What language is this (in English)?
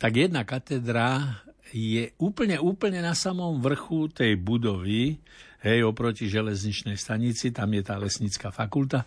Slovak